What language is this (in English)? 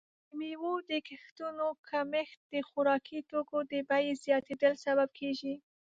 Pashto